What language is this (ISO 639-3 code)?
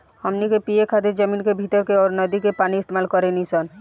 bho